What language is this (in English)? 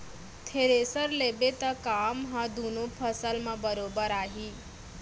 Chhattisgarhi